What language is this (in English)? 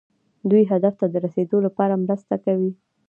Pashto